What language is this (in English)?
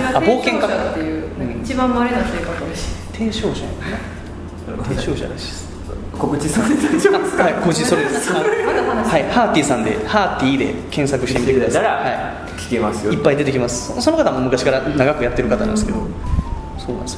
Japanese